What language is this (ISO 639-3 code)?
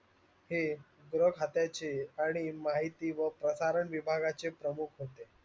mar